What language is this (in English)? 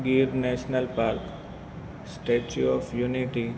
Gujarati